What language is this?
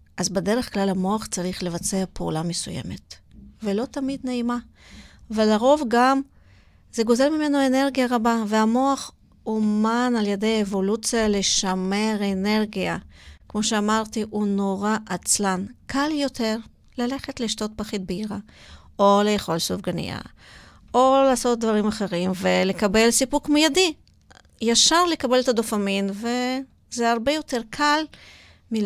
Hebrew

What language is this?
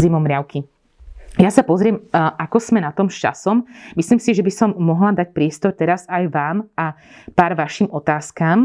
Slovak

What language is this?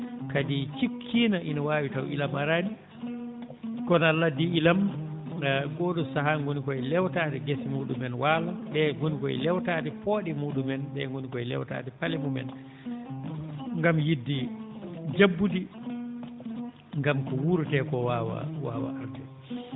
Fula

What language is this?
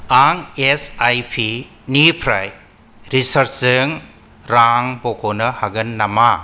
Bodo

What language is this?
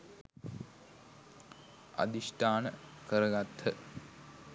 Sinhala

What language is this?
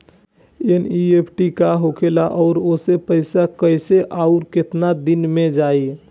Bhojpuri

